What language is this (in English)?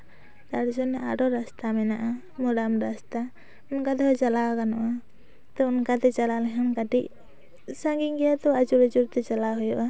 Santali